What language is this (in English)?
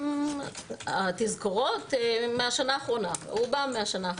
Hebrew